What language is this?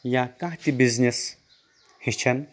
Kashmiri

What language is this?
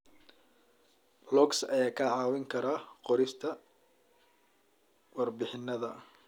Somali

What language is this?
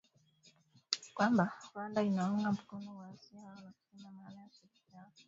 Swahili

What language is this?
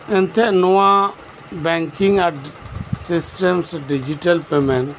Santali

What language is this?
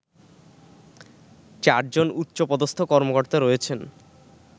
Bangla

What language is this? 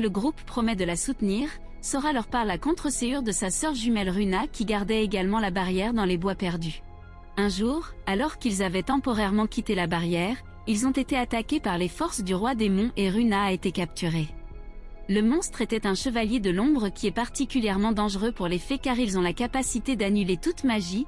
French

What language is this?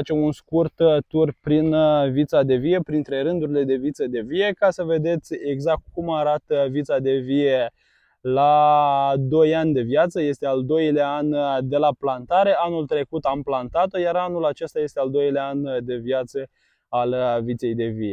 Romanian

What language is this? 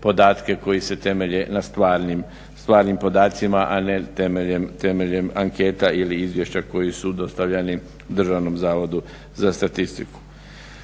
Croatian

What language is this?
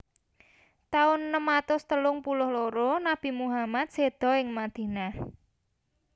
Javanese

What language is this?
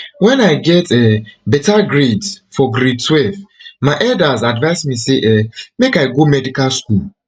Nigerian Pidgin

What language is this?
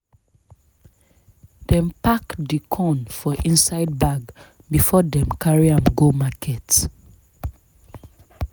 Nigerian Pidgin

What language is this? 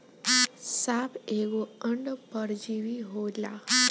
Bhojpuri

